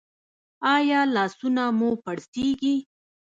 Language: Pashto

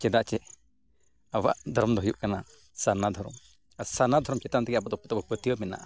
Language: Santali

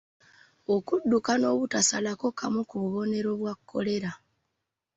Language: Ganda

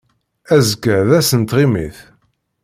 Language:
Kabyle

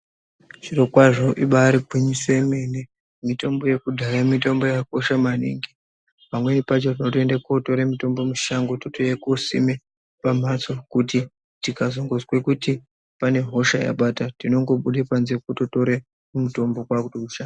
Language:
Ndau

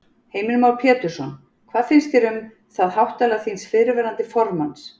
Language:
Icelandic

